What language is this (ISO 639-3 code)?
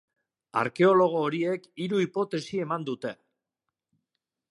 eus